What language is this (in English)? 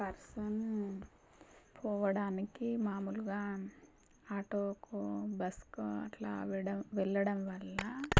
Telugu